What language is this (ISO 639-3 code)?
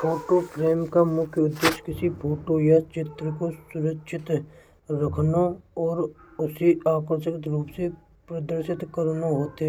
bra